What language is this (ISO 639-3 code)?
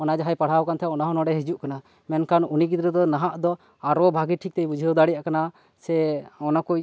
sat